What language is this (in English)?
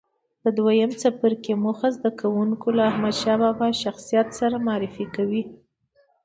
Pashto